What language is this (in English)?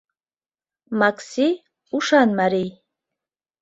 Mari